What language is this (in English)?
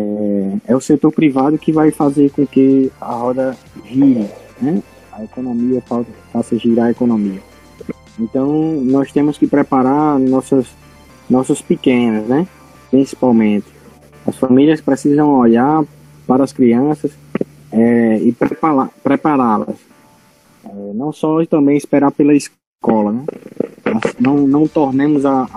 Portuguese